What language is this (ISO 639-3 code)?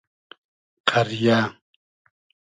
haz